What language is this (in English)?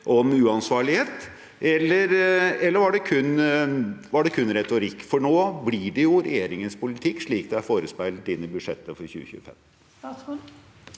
Norwegian